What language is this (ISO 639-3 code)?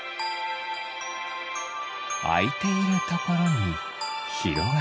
jpn